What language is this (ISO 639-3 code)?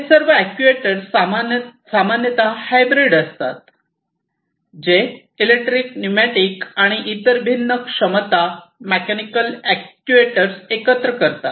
mar